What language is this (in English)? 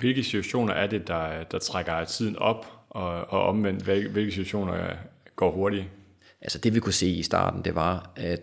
Danish